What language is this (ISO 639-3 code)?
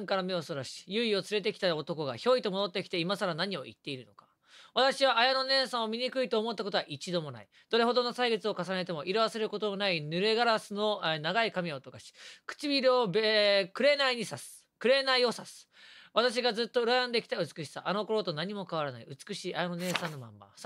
jpn